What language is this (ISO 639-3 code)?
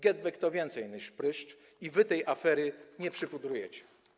pol